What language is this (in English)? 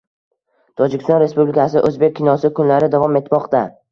Uzbek